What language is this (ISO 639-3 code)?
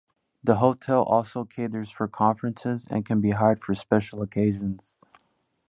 eng